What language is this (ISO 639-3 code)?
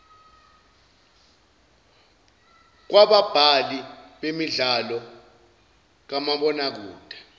zul